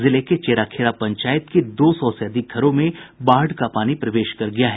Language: Hindi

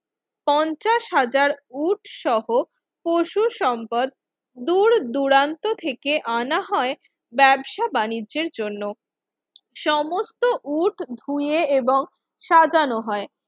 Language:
Bangla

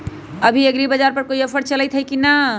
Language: Magahi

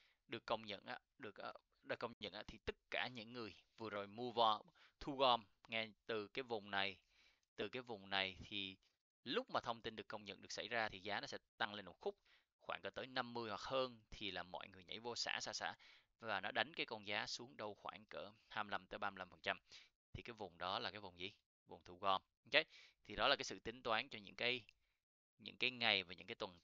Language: Vietnamese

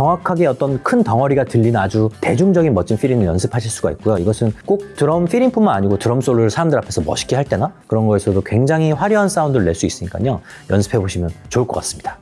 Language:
Korean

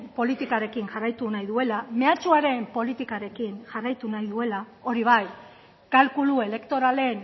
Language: Basque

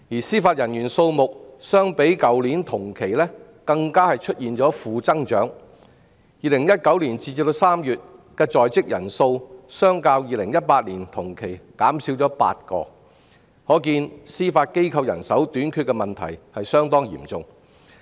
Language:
Cantonese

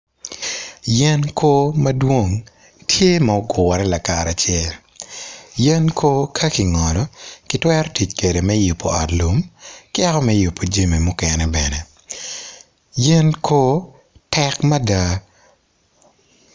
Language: Acoli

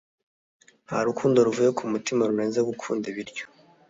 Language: Kinyarwanda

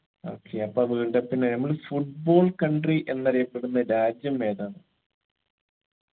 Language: Malayalam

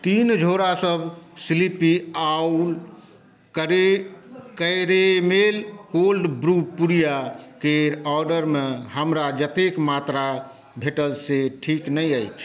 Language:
Maithili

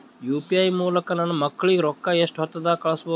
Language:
Kannada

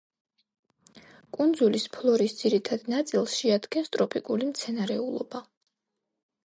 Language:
Georgian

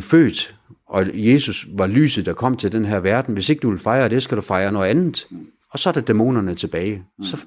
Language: Danish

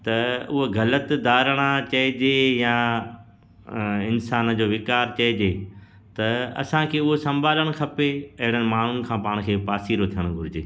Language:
Sindhi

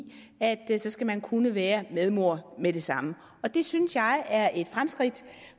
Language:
Danish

